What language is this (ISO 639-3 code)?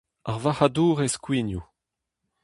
bre